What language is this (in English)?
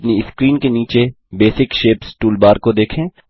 Hindi